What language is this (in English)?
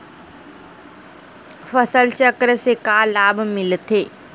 Chhattisgarhi